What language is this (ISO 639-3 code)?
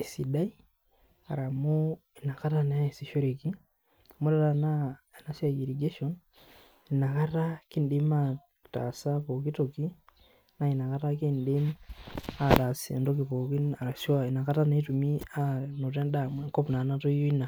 mas